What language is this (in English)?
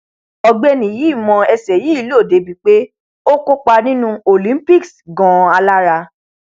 Yoruba